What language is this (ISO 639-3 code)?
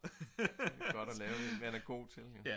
dan